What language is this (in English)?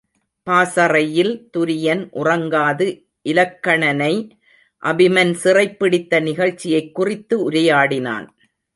Tamil